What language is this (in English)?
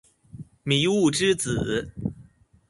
Chinese